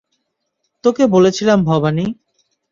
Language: Bangla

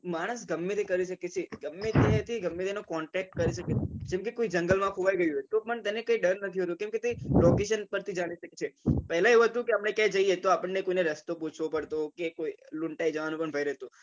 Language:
Gujarati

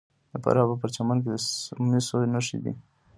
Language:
Pashto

